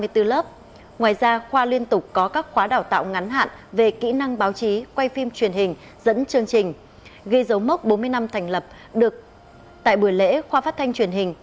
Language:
Vietnamese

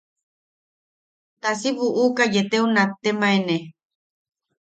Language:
Yaqui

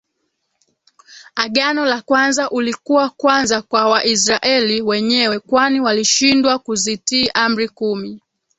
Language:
Swahili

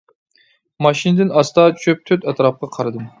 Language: Uyghur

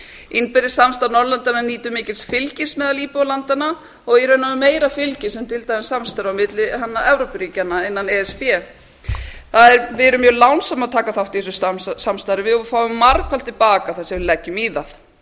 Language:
Icelandic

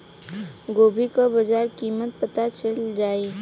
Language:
Bhojpuri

